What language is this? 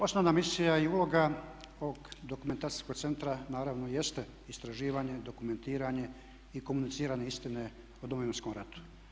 Croatian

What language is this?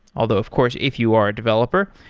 English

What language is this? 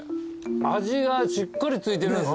Japanese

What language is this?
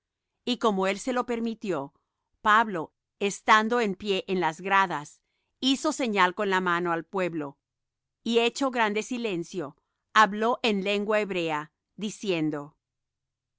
Spanish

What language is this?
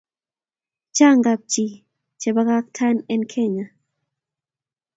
Kalenjin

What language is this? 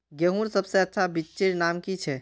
Magahi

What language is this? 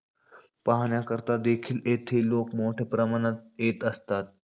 Marathi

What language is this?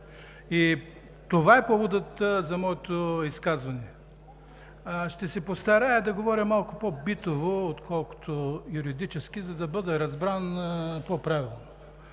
Bulgarian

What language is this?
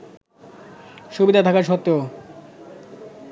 Bangla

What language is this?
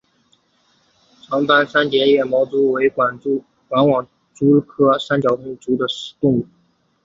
Chinese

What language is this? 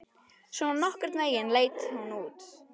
Icelandic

